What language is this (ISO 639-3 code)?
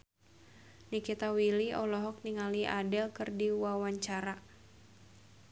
sun